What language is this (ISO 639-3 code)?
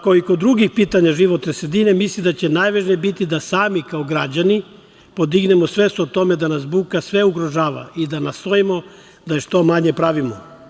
srp